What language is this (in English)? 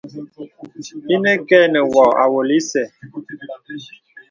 Bebele